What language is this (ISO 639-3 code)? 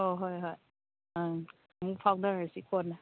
mni